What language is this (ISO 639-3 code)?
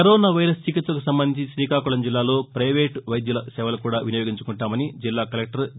tel